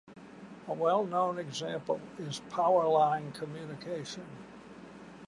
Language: English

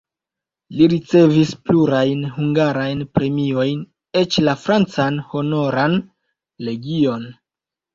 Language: Esperanto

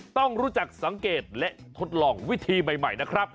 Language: Thai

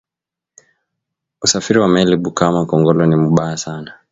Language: Swahili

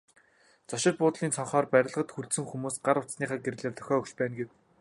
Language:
Mongolian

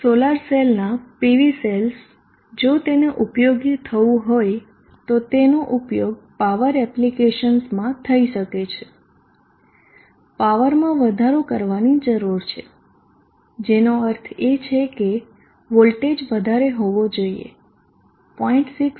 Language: Gujarati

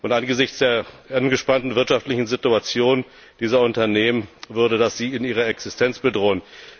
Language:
German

